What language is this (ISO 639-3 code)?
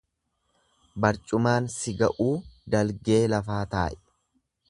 orm